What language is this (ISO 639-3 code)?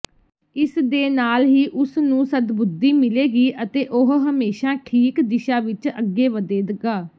pan